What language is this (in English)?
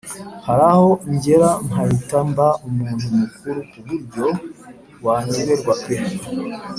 Kinyarwanda